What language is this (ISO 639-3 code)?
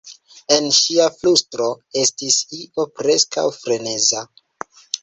epo